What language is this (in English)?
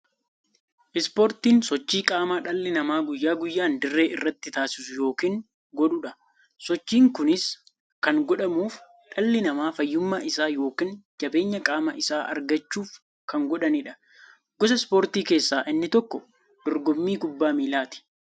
Oromo